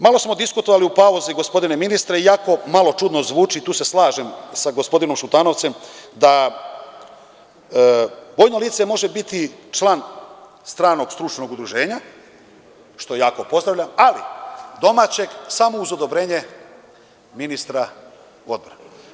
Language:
Serbian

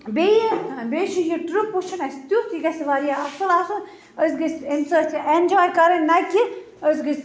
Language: Kashmiri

